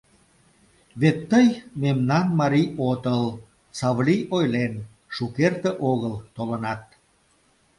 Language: Mari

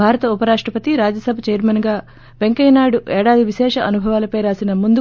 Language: Telugu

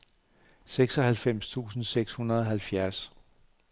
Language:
Danish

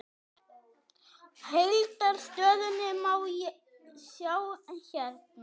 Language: Icelandic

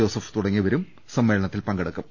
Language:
Malayalam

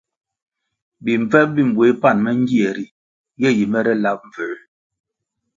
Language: Kwasio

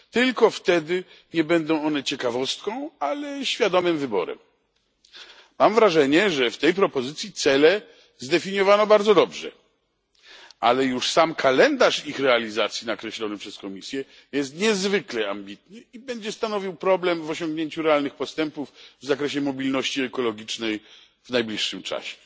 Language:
Polish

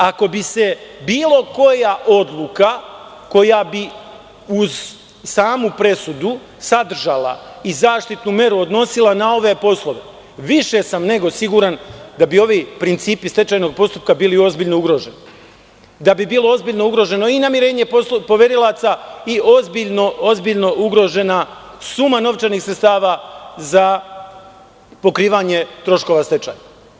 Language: Serbian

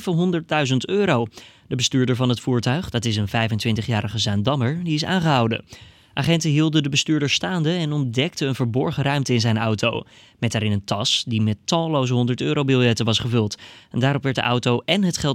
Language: Dutch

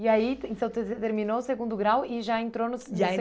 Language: Portuguese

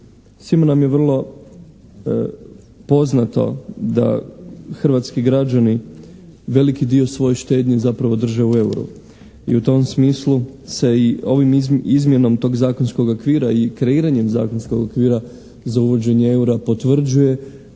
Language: Croatian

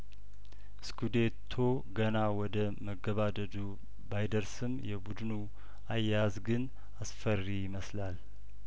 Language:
Amharic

